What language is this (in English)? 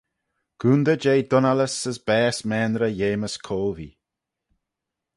Manx